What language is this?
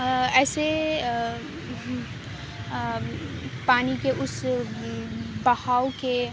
Urdu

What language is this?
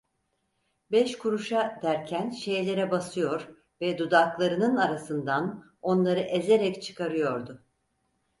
Turkish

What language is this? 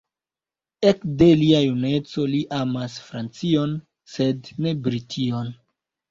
Esperanto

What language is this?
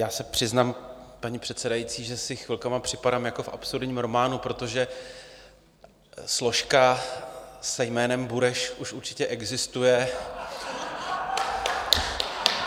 Czech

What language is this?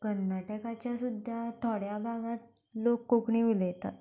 Konkani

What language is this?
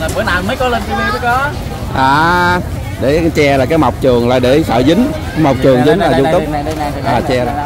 Vietnamese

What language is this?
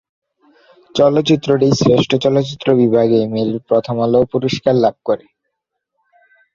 Bangla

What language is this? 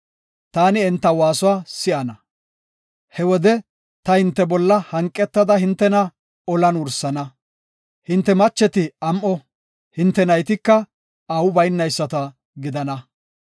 Gofa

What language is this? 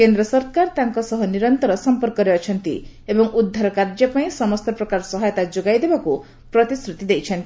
Odia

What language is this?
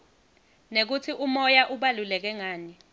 Swati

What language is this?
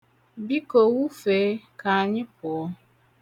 Igbo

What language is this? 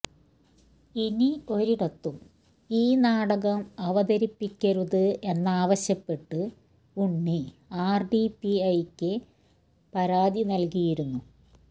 Malayalam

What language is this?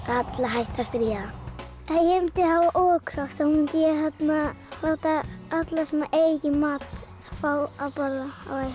Icelandic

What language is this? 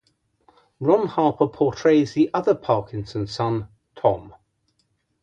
English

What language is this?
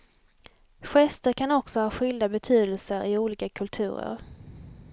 Swedish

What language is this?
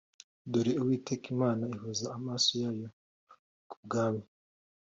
Kinyarwanda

